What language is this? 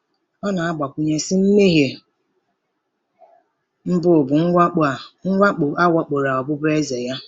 Igbo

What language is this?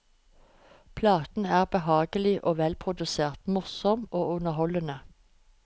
Norwegian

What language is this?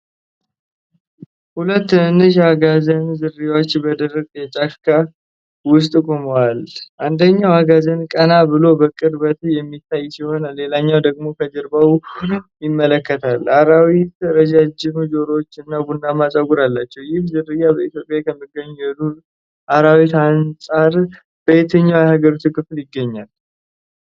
Amharic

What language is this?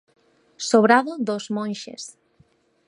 Galician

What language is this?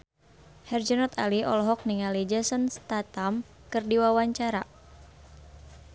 Sundanese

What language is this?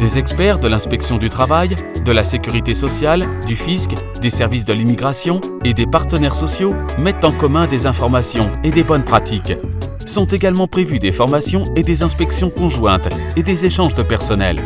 French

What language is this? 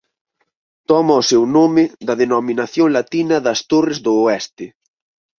Galician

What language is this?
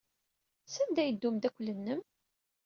Kabyle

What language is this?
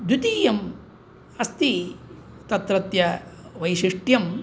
Sanskrit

